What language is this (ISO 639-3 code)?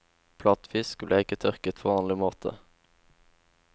nor